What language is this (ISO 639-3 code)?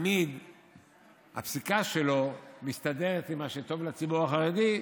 heb